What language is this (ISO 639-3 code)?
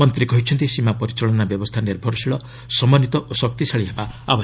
ori